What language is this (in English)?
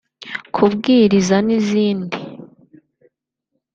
Kinyarwanda